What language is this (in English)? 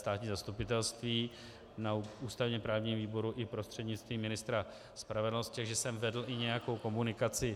Czech